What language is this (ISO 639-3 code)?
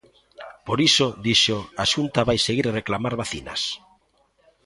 glg